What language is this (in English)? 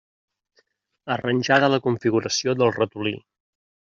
Catalan